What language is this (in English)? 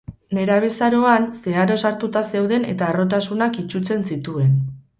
Basque